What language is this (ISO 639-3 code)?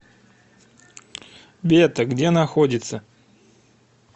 rus